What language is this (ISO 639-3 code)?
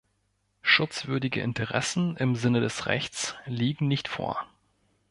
deu